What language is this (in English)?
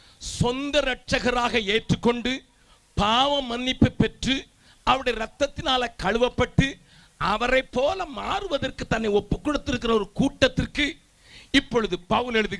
Tamil